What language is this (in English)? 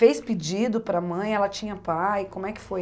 Portuguese